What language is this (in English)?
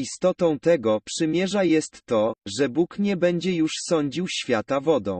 Polish